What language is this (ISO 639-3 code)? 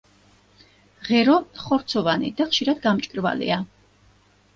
kat